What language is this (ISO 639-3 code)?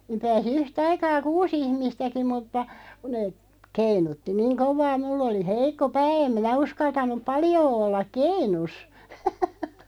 fin